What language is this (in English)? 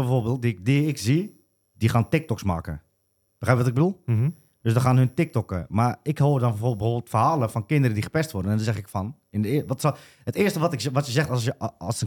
Dutch